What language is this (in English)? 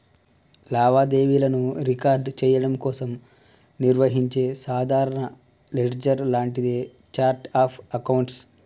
Telugu